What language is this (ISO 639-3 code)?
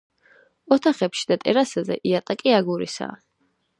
kat